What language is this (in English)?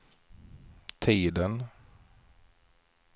Swedish